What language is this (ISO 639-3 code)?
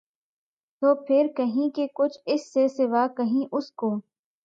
urd